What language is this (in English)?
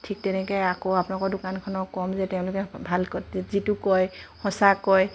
Assamese